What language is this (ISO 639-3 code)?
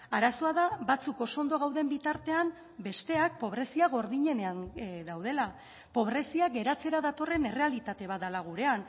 eus